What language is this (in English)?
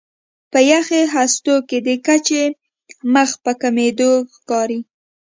Pashto